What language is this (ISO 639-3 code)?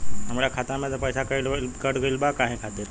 bho